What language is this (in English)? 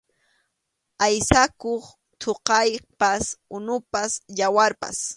Arequipa-La Unión Quechua